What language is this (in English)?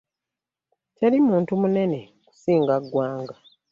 Ganda